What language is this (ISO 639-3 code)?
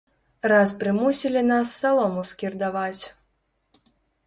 bel